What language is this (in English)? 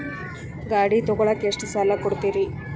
Kannada